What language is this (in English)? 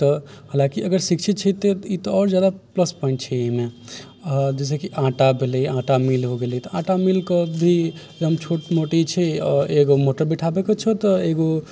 Maithili